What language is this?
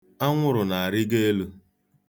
Igbo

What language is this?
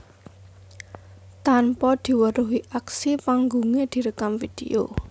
Javanese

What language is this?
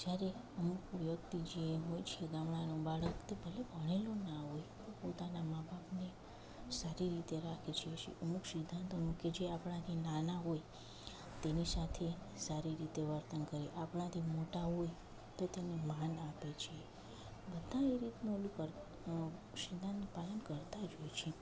Gujarati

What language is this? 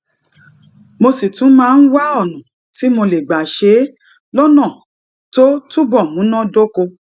Yoruba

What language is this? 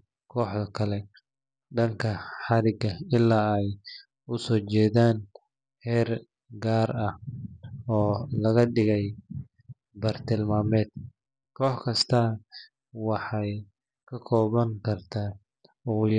Somali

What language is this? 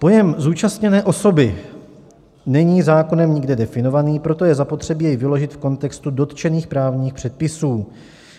Czech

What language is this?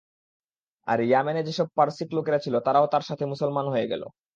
Bangla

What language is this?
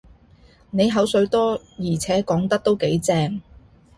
Cantonese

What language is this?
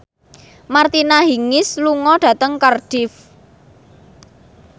Javanese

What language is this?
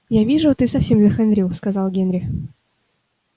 Russian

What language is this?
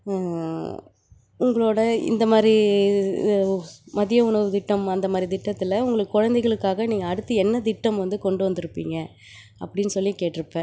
Tamil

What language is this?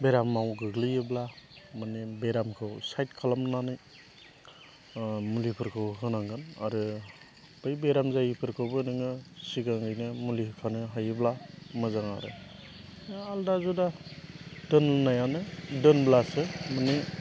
Bodo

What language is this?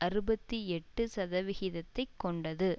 Tamil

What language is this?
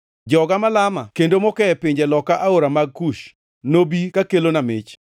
Luo (Kenya and Tanzania)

